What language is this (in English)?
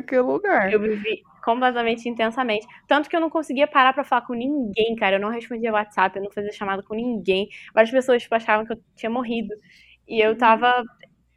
Portuguese